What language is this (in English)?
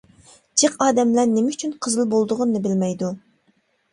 Uyghur